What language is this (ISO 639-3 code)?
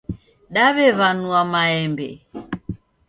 dav